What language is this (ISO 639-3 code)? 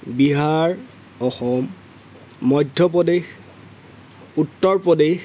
asm